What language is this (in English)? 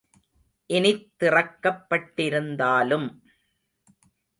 Tamil